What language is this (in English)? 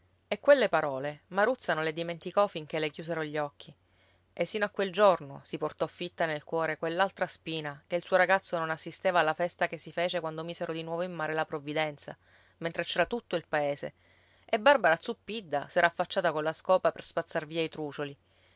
Italian